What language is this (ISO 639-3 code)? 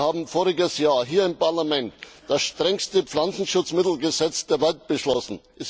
deu